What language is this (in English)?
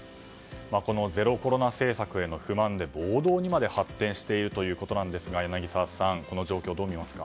Japanese